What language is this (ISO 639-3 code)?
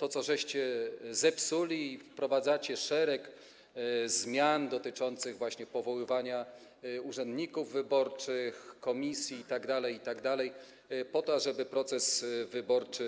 pol